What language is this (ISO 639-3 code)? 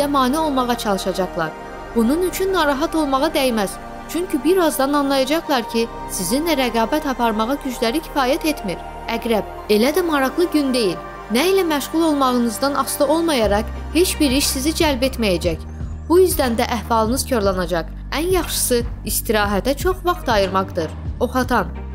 tur